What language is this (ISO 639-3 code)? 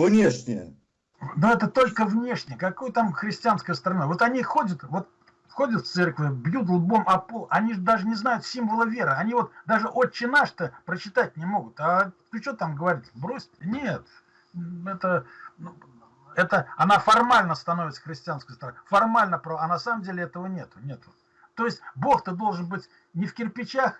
rus